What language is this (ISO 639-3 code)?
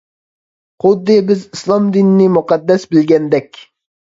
uig